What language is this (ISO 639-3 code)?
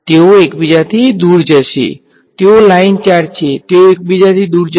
guj